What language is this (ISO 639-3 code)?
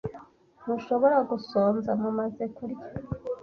kin